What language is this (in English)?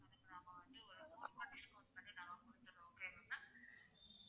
Tamil